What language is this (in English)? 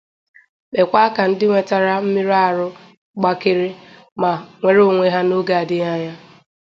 Igbo